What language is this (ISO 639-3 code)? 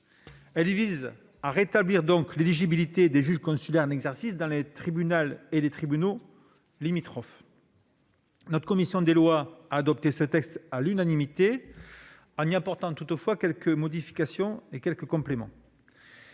fra